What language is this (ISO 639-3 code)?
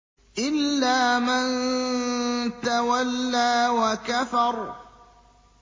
ara